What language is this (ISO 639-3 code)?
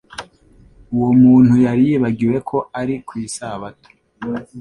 kin